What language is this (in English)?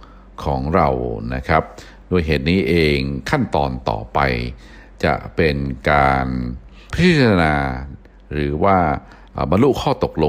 Thai